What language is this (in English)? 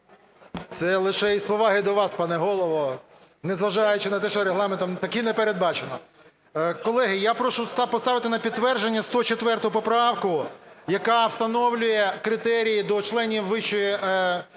Ukrainian